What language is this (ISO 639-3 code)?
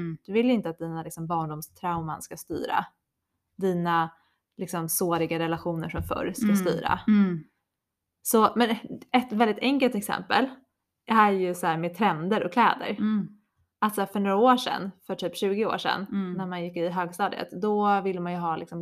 swe